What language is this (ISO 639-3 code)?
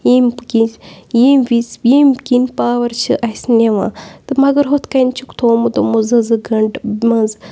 kas